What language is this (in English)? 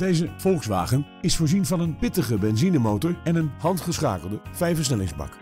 Dutch